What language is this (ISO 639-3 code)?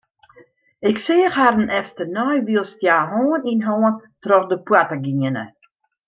fry